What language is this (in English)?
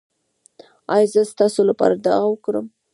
Pashto